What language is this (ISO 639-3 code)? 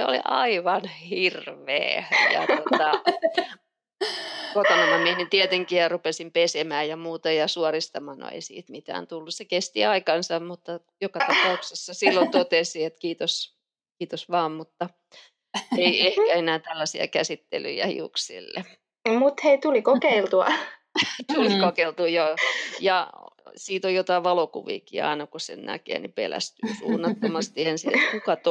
fin